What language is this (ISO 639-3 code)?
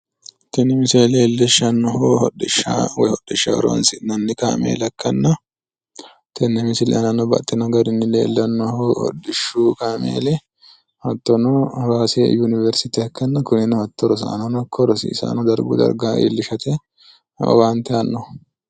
sid